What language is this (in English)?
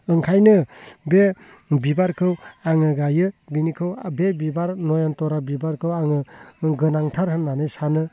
Bodo